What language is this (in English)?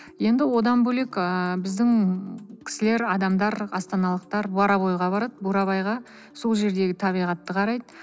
Kazakh